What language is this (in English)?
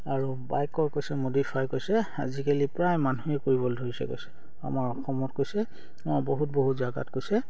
Assamese